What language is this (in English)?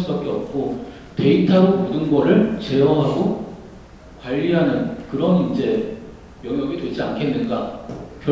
Korean